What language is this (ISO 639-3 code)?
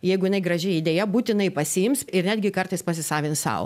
lit